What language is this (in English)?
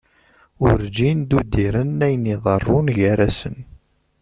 Kabyle